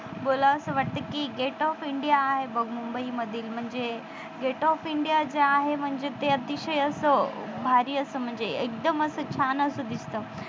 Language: Marathi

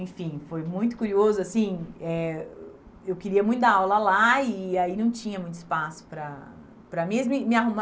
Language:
Portuguese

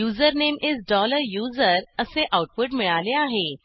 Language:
Marathi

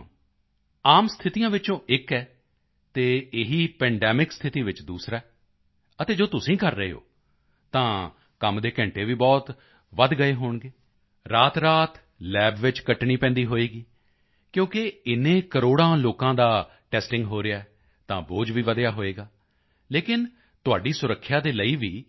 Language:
Punjabi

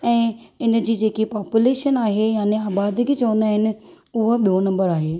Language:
Sindhi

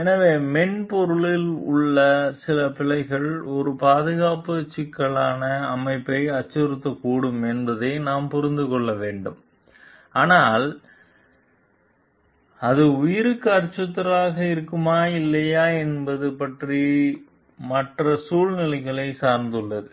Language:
Tamil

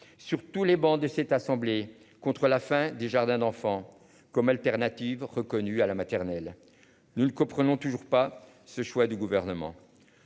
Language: French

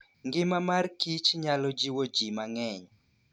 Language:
Luo (Kenya and Tanzania)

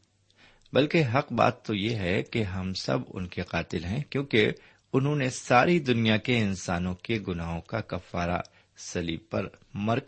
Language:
Urdu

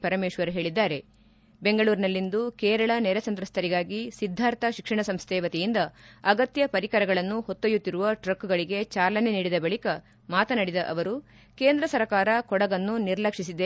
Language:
Kannada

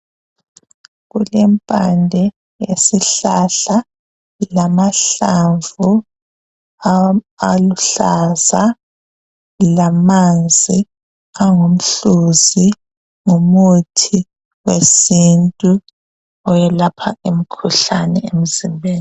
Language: North Ndebele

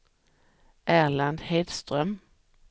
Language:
Swedish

